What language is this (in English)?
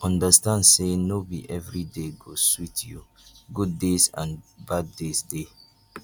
Nigerian Pidgin